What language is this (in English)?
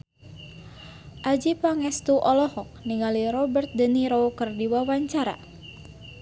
Sundanese